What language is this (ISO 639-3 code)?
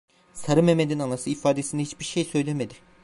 tur